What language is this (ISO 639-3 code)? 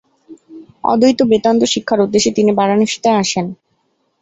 ben